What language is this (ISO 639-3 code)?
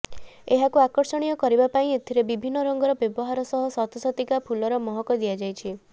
ori